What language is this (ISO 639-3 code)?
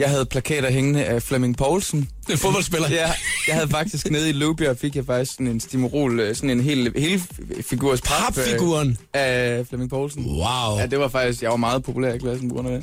dan